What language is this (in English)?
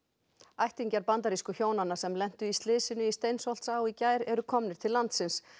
Icelandic